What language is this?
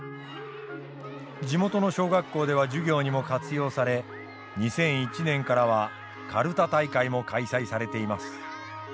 Japanese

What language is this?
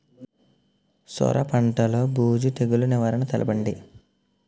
Telugu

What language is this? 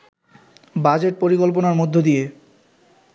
Bangla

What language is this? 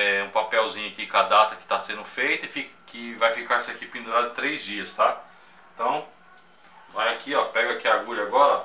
Portuguese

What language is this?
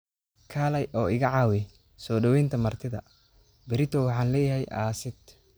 Somali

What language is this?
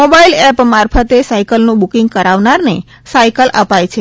Gujarati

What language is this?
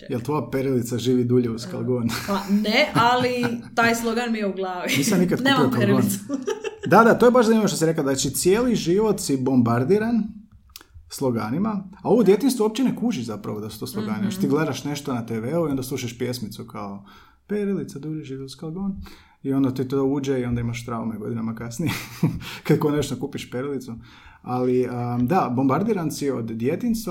Croatian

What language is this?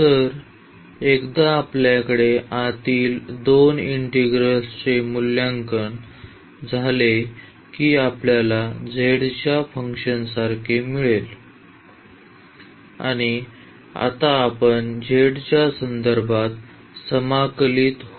Marathi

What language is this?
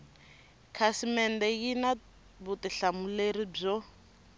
Tsonga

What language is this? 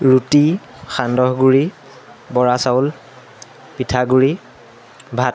Assamese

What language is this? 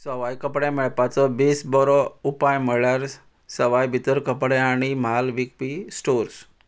Konkani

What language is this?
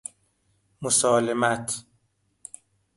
Persian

